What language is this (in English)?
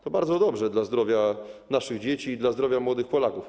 Polish